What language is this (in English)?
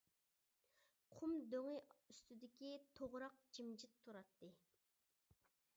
Uyghur